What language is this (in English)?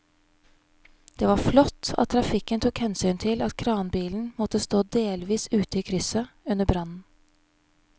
Norwegian